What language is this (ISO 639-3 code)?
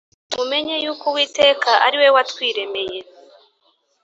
kin